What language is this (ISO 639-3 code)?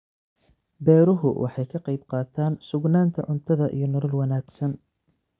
som